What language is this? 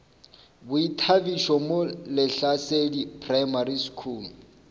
Northern Sotho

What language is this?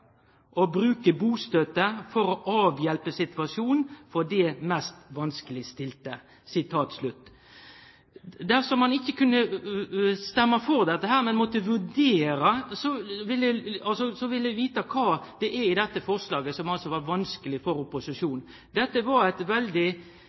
Norwegian Nynorsk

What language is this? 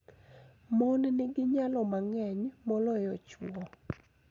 Luo (Kenya and Tanzania)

